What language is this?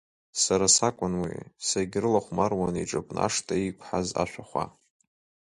Abkhazian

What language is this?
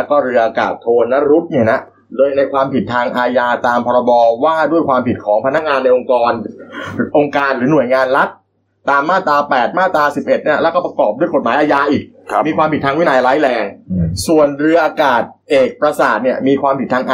Thai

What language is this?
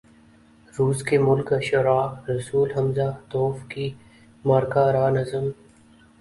Urdu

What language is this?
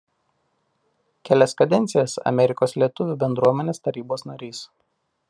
Lithuanian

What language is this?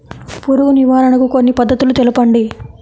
Telugu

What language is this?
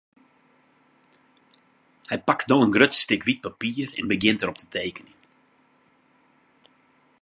Western Frisian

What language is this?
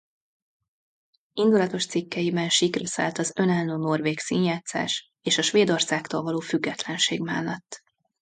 Hungarian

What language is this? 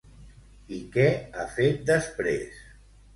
Catalan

